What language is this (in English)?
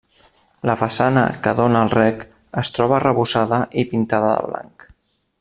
Catalan